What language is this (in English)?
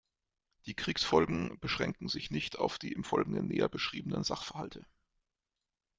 German